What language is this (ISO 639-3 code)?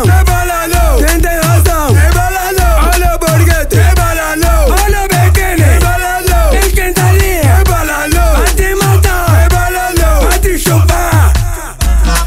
ara